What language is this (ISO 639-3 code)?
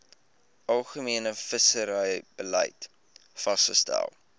afr